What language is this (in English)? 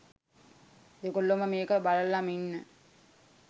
Sinhala